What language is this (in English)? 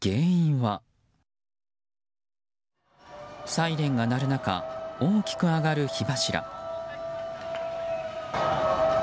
Japanese